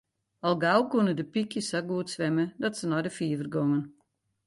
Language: Western Frisian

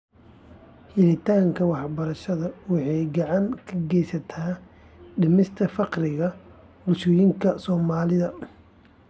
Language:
Somali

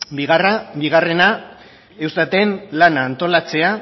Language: Basque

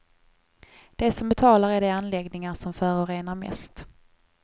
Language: Swedish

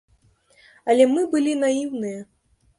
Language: Belarusian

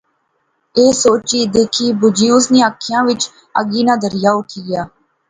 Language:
Pahari-Potwari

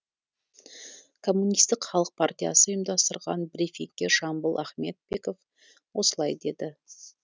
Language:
Kazakh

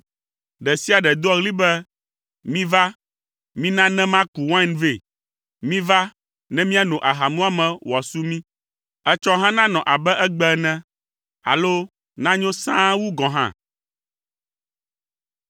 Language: Ewe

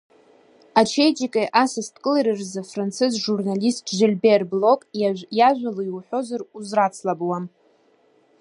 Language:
Abkhazian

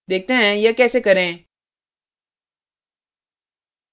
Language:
Hindi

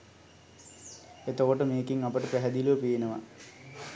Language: Sinhala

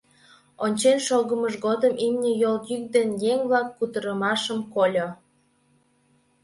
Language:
Mari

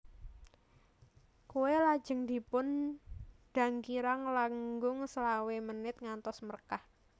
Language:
Javanese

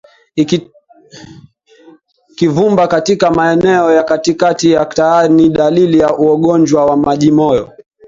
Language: Swahili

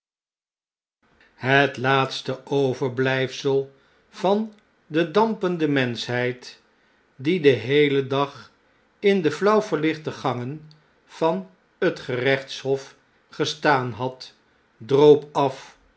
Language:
Dutch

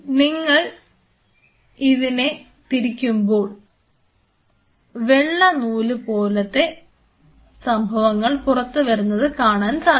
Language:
Malayalam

